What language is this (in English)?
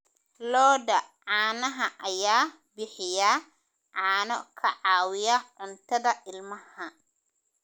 Somali